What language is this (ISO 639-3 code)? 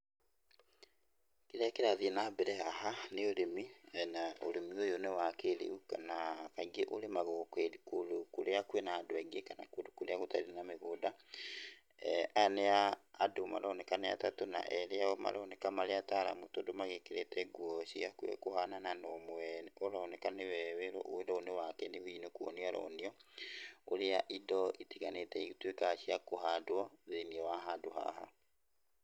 kik